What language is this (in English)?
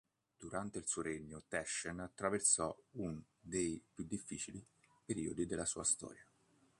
Italian